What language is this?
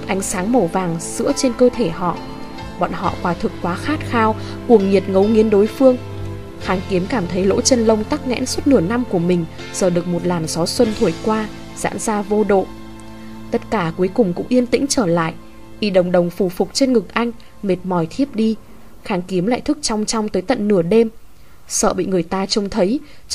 Vietnamese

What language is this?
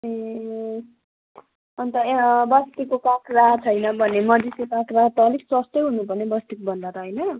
Nepali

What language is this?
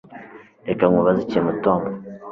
Kinyarwanda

